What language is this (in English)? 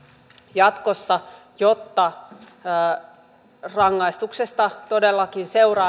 Finnish